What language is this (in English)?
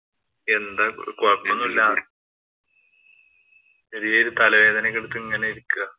Malayalam